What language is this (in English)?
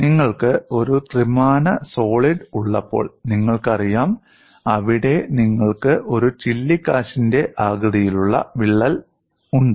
Malayalam